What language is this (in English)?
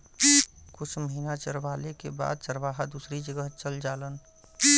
Bhojpuri